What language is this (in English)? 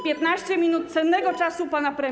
Polish